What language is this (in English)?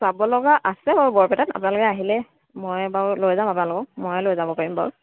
Assamese